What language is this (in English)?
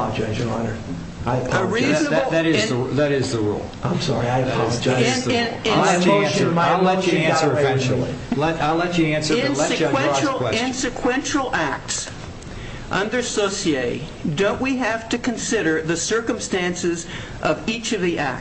English